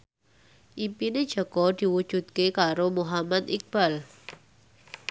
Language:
Javanese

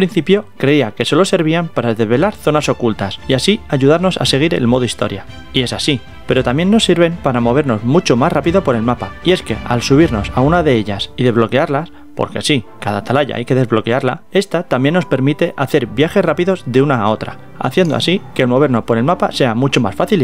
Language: Spanish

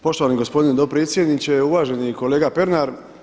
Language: Croatian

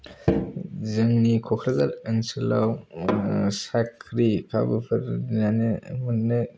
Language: Bodo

